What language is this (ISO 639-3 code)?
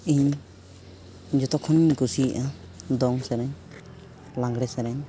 sat